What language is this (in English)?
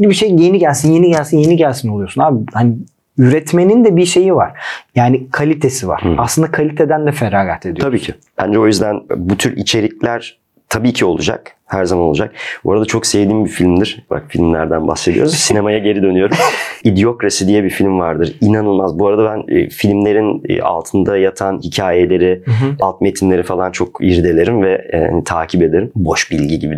Turkish